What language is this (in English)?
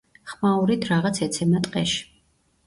Georgian